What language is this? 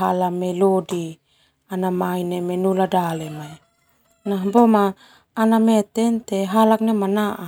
Termanu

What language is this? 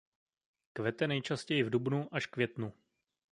Czech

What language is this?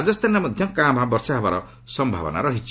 Odia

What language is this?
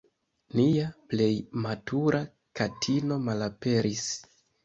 Esperanto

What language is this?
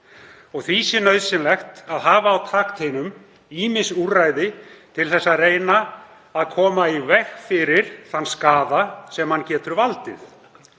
Icelandic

